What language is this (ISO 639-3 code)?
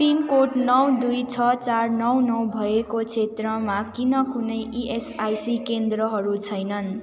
nep